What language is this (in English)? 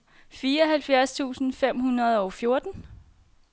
Danish